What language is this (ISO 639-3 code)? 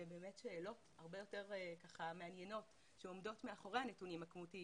heb